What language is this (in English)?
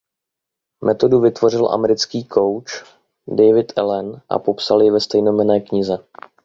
Czech